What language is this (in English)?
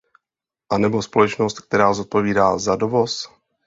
Czech